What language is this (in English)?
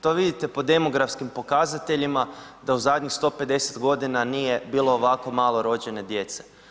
Croatian